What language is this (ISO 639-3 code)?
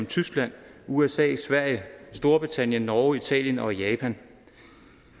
dan